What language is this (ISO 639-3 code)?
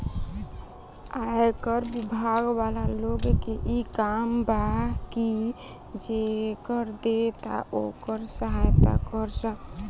bho